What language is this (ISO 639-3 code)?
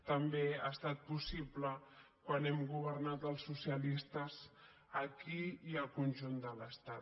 cat